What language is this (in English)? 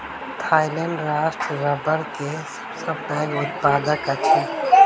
Maithili